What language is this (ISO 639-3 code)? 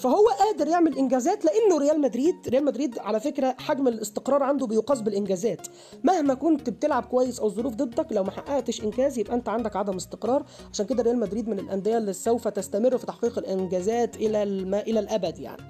ara